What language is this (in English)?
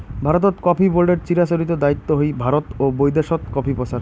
Bangla